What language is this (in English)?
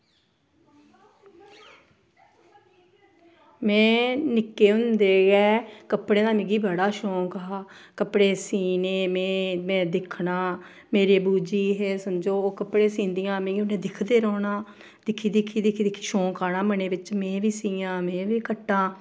Dogri